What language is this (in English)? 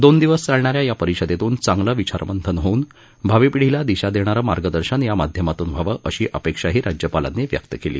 Marathi